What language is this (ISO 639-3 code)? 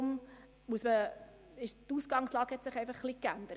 gsw